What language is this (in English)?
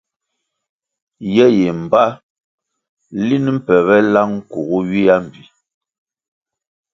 Kwasio